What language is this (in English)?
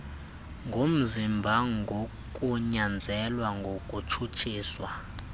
Xhosa